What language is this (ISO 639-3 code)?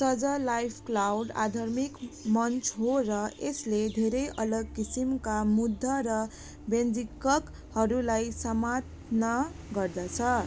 nep